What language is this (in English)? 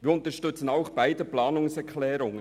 Swiss German